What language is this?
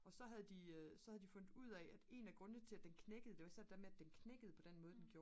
Danish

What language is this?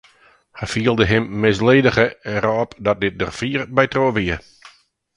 Western Frisian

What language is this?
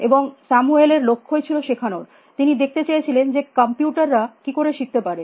Bangla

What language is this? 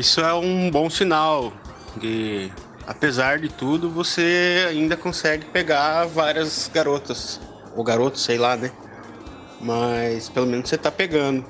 Portuguese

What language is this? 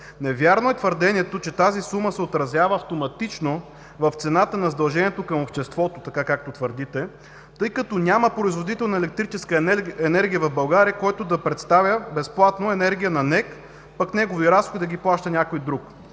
Bulgarian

